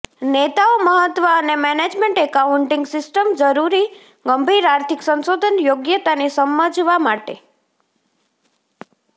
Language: Gujarati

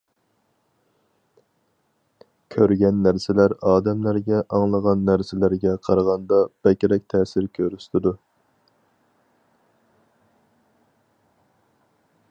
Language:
Uyghur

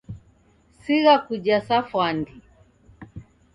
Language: Taita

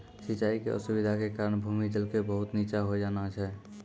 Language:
Maithili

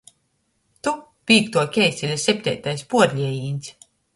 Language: Latgalian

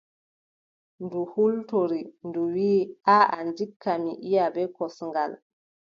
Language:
Adamawa Fulfulde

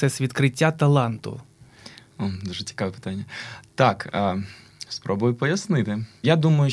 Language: Ukrainian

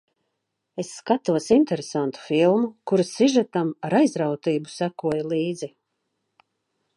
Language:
Latvian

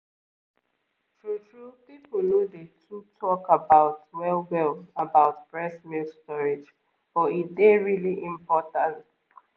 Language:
Nigerian Pidgin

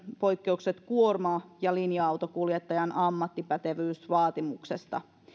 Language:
Finnish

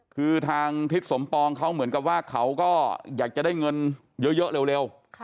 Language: Thai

